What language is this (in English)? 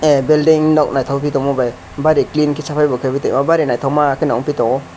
Kok Borok